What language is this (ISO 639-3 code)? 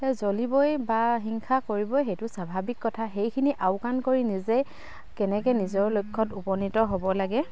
asm